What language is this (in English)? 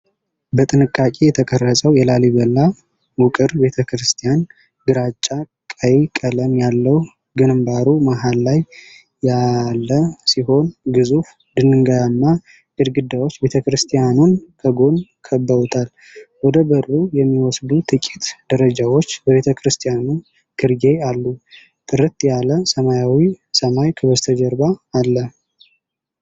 Amharic